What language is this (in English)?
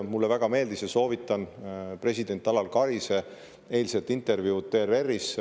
Estonian